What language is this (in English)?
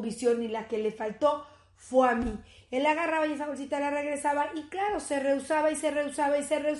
Spanish